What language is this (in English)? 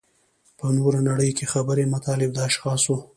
Pashto